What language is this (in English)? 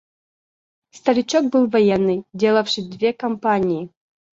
Russian